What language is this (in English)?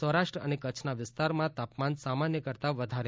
Gujarati